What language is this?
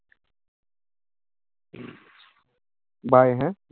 Bangla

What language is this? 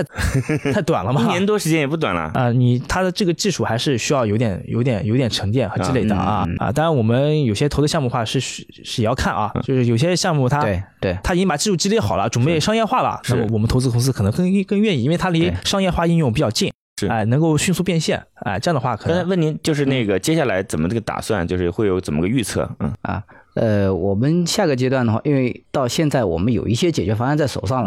Chinese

